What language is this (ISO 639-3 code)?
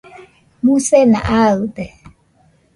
hux